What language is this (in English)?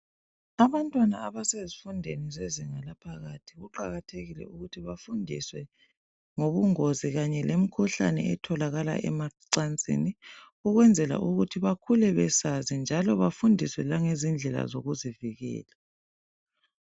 North Ndebele